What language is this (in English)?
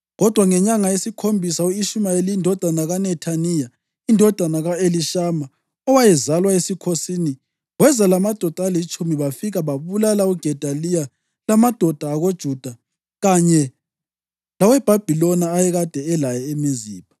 North Ndebele